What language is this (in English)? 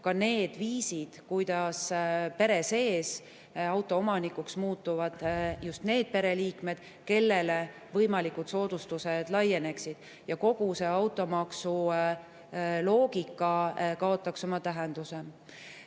Estonian